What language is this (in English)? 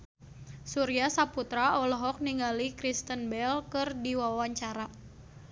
Sundanese